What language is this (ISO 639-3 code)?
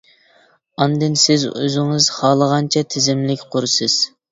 uig